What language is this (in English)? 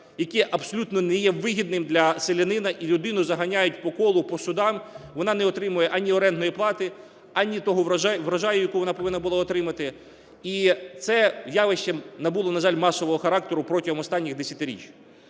Ukrainian